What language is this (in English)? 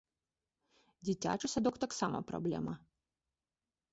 Belarusian